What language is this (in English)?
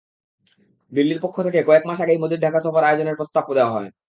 Bangla